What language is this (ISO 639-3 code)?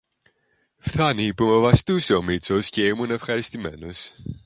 ell